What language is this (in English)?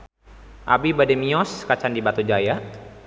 Sundanese